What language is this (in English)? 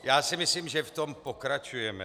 Czech